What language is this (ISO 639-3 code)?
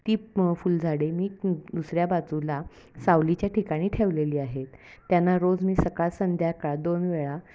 mar